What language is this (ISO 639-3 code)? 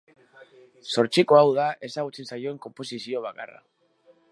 eus